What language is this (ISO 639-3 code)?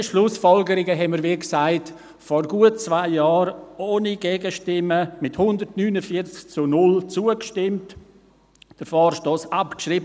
gsw